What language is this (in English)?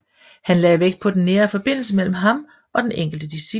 Danish